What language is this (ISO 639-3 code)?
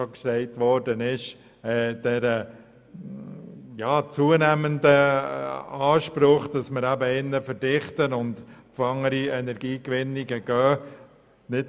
gsw